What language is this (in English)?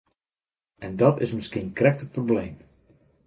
Western Frisian